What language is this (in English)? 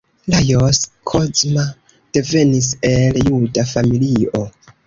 Esperanto